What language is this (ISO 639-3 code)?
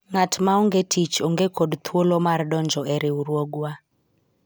luo